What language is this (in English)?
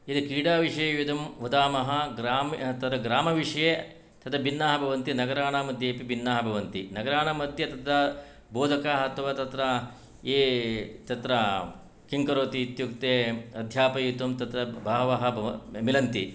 Sanskrit